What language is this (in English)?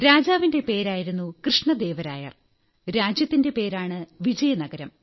Malayalam